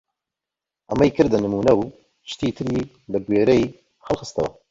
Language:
Central Kurdish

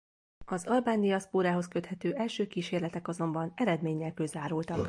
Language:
Hungarian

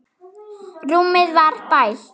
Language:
Icelandic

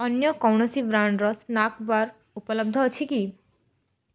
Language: Odia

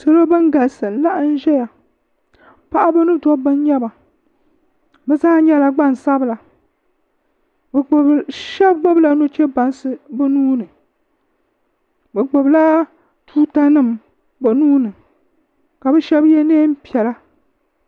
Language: Dagbani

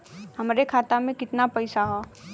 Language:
Bhojpuri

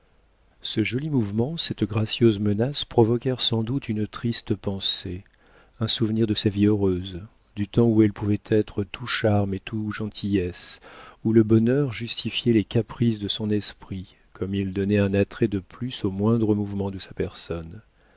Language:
French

